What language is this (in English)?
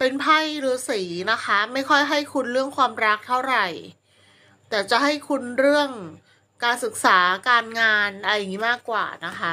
Thai